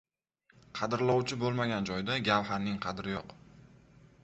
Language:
Uzbek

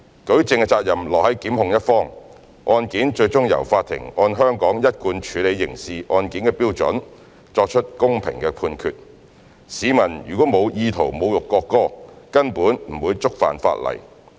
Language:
Cantonese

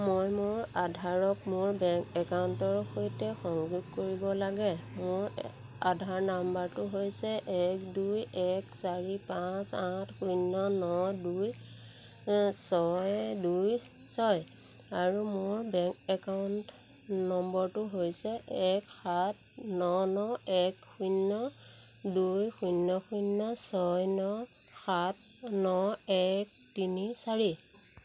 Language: Assamese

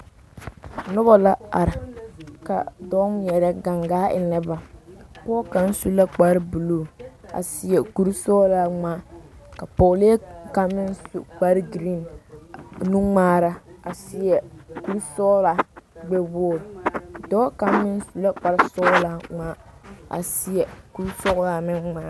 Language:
Southern Dagaare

